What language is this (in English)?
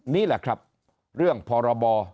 Thai